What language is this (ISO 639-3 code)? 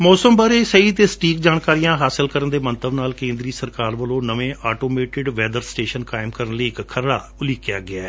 pan